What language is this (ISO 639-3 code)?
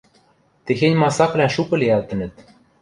mrj